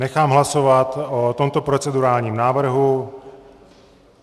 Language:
Czech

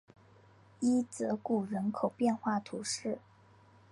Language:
Chinese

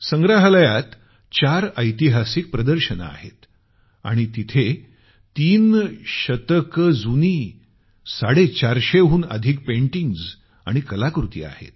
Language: Marathi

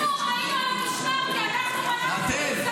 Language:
Hebrew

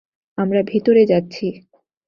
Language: Bangla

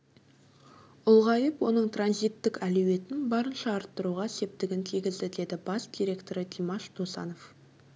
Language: Kazakh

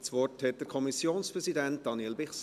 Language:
Swiss German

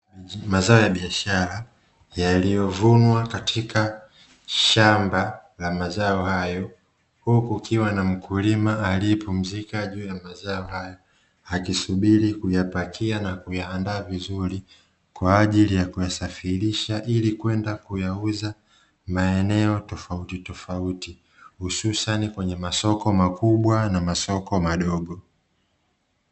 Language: Swahili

